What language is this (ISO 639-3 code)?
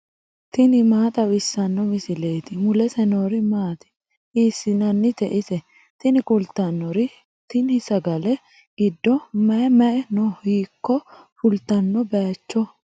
sid